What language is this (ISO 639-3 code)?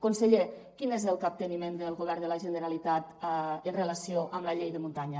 cat